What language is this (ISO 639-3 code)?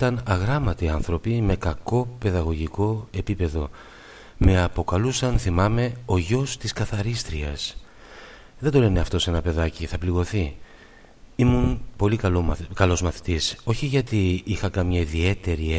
ell